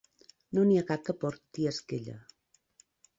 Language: Catalan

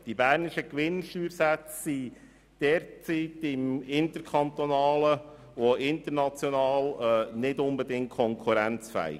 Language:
Swiss German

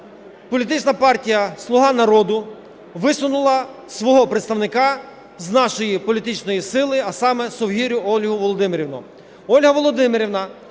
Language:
Ukrainian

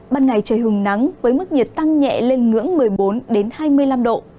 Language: Vietnamese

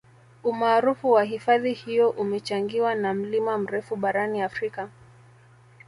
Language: Swahili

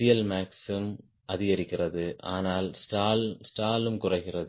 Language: Tamil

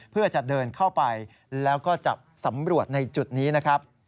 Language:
Thai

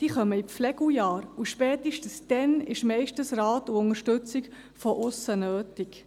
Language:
Swiss German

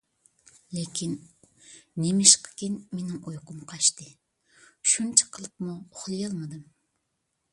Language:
Uyghur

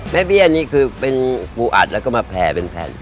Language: Thai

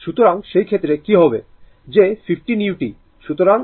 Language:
Bangla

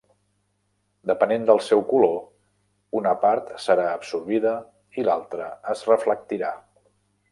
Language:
Catalan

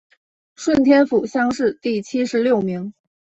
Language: Chinese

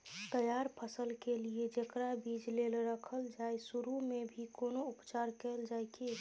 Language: Maithili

